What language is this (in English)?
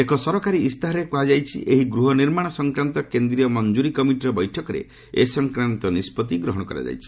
Odia